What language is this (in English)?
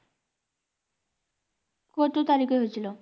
Bangla